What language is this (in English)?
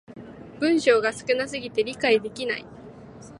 Japanese